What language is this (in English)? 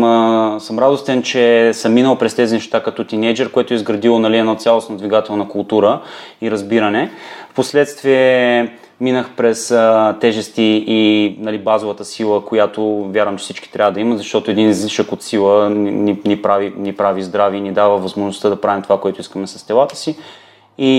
Bulgarian